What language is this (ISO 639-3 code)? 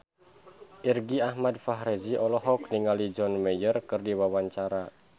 sun